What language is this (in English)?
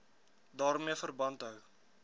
Afrikaans